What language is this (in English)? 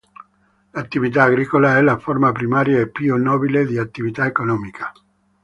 Italian